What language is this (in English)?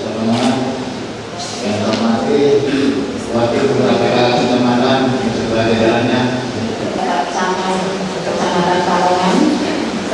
Indonesian